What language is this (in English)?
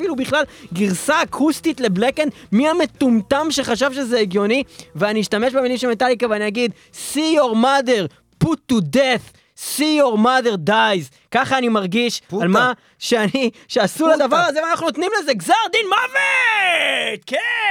Hebrew